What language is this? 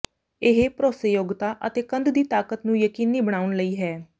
Punjabi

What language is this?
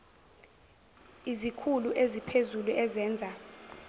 Zulu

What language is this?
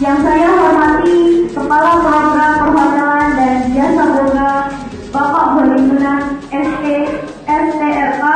Indonesian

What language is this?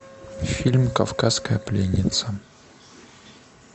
Russian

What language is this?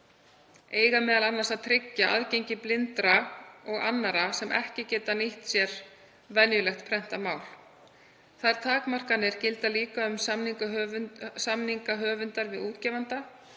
Icelandic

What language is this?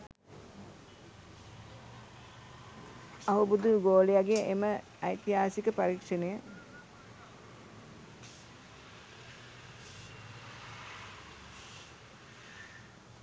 Sinhala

